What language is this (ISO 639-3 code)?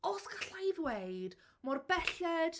cym